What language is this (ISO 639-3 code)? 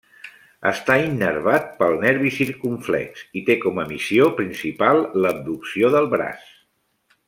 cat